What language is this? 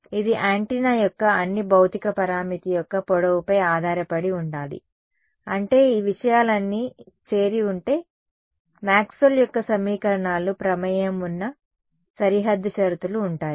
Telugu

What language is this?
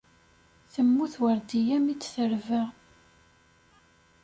Kabyle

